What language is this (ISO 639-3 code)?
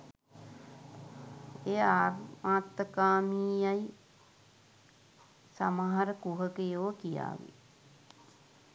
sin